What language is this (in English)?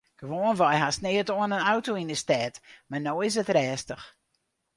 Western Frisian